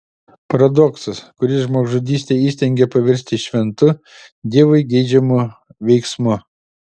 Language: Lithuanian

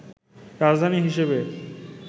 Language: Bangla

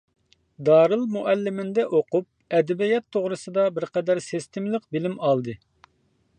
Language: Uyghur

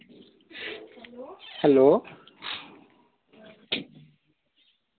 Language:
Dogri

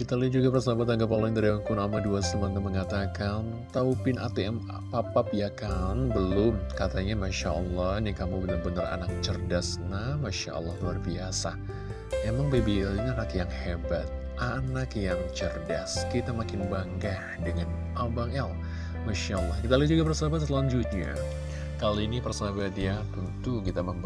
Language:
Indonesian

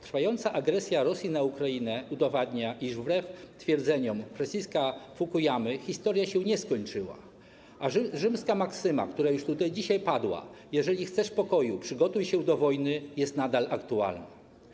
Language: Polish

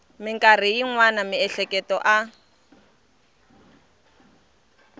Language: Tsonga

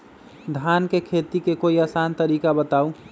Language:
Magahi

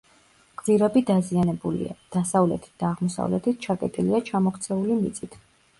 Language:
Georgian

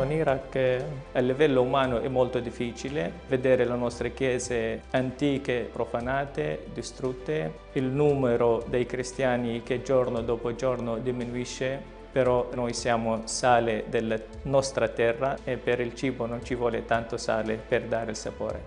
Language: Italian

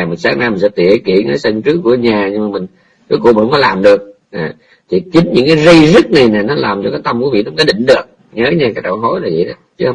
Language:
Vietnamese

